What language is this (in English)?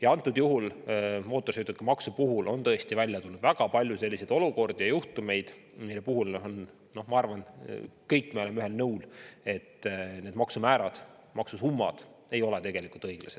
Estonian